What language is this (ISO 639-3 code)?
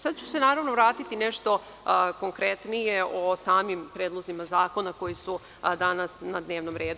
srp